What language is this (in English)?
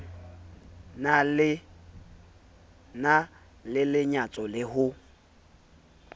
Southern Sotho